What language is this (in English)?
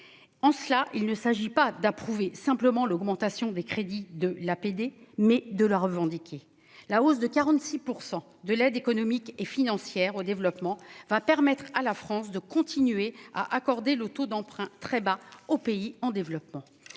French